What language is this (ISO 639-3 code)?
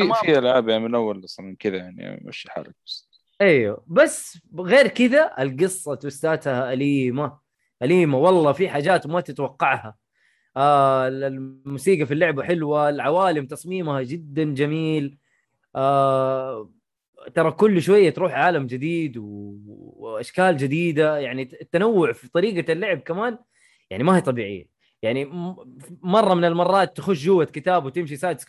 ara